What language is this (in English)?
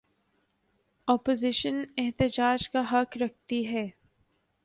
Urdu